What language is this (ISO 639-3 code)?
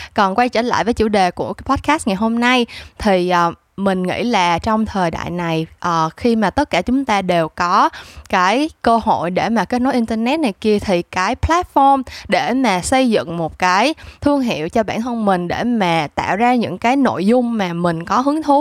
vie